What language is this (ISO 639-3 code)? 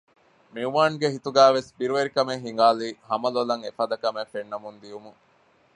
div